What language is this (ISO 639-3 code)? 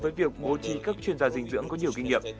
vie